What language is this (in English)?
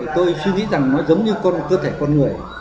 Vietnamese